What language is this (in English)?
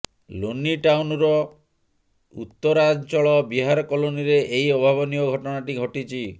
Odia